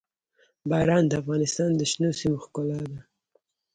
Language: Pashto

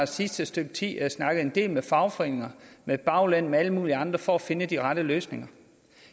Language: Danish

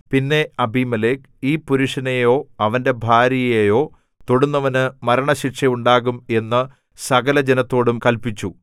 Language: Malayalam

